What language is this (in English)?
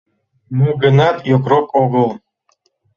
Mari